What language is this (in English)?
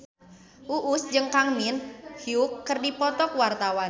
Sundanese